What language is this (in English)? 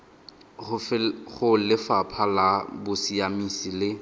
Tswana